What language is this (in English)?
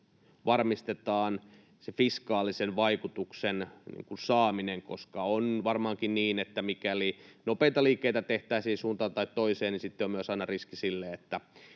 Finnish